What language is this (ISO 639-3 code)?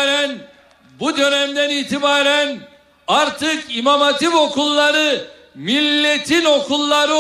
tur